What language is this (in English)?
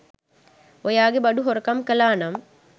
Sinhala